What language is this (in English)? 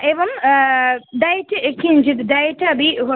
Sanskrit